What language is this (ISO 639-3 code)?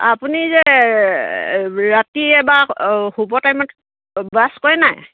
asm